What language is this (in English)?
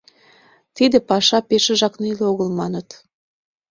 Mari